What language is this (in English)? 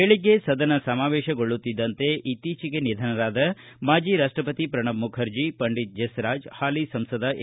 Kannada